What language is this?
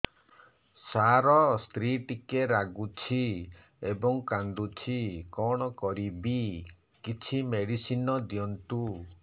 Odia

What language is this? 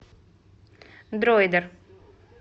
Russian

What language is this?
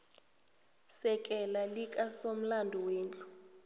South Ndebele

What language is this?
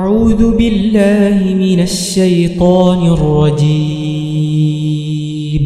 Arabic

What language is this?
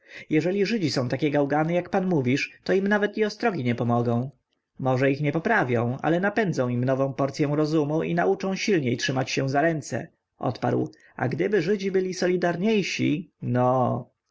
Polish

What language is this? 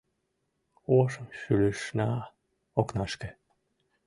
Mari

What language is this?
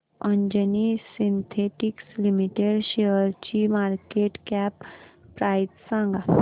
Marathi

